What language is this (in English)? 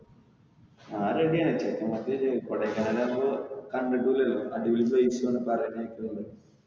Malayalam